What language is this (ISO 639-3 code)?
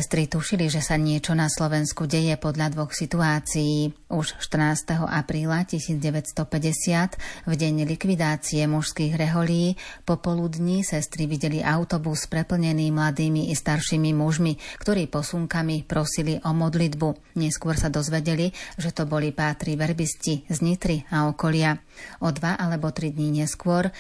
slk